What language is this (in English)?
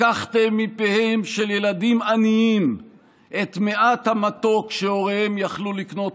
Hebrew